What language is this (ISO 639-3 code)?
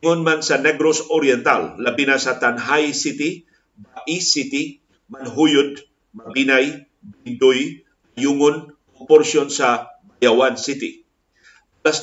fil